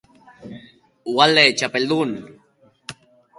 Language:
Basque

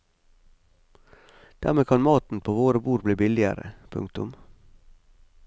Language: Norwegian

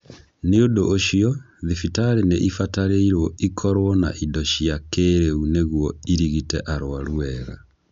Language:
Kikuyu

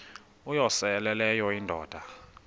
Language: Xhosa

